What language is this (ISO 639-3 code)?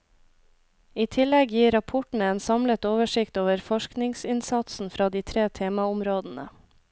nor